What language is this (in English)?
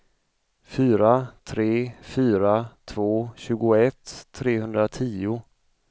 Swedish